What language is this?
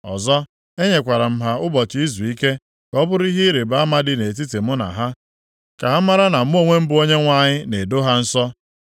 Igbo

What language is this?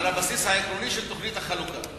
Hebrew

